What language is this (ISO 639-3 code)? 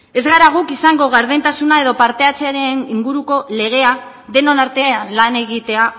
eus